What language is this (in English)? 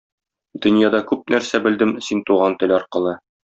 Tatar